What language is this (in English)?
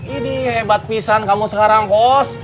Indonesian